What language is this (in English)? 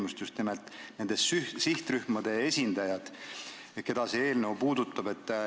Estonian